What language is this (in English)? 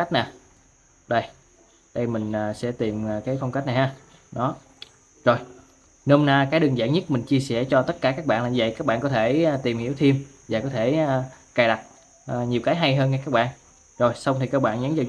Vietnamese